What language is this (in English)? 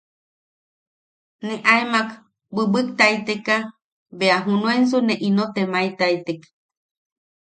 Yaqui